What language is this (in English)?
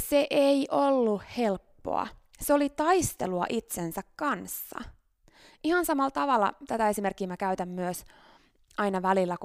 Finnish